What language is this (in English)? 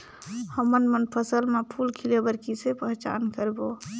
Chhattisgarhi